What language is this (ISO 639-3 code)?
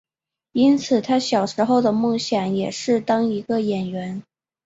zho